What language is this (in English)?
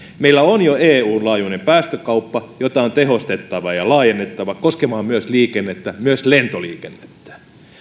Finnish